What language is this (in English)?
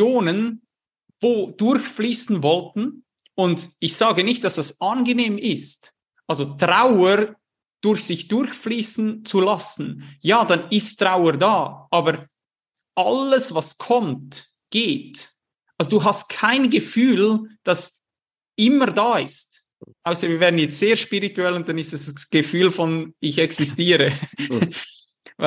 German